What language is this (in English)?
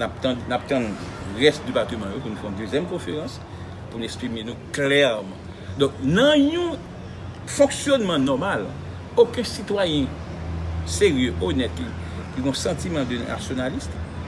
French